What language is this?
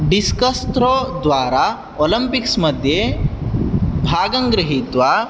Sanskrit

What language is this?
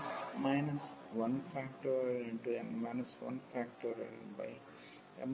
Telugu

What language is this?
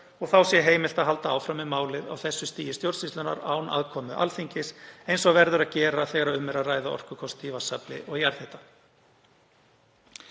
Icelandic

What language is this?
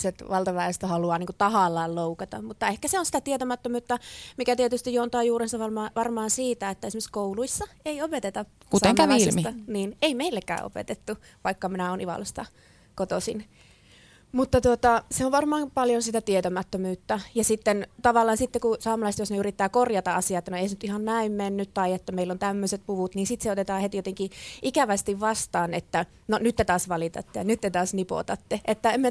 Finnish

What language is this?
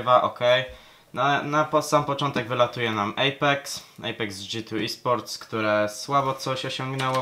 Polish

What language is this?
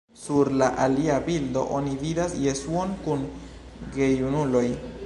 Esperanto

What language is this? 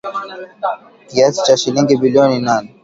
Swahili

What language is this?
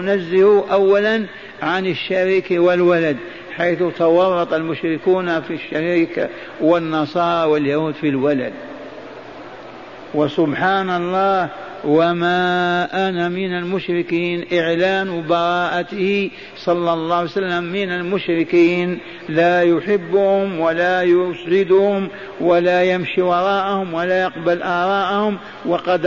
Arabic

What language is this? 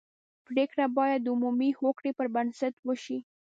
Pashto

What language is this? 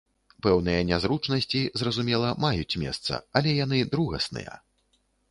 Belarusian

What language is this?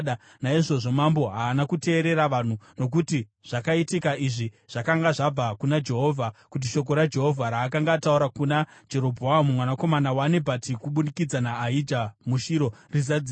Shona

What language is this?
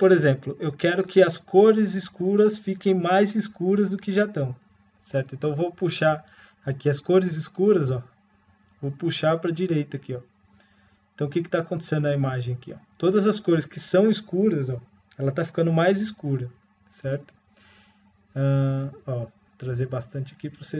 Portuguese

